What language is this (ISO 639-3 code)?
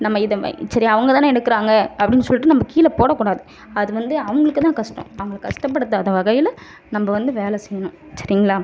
tam